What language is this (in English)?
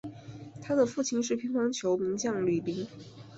Chinese